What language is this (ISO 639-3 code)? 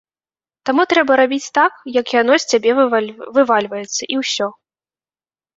bel